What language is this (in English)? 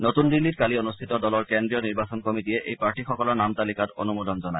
Assamese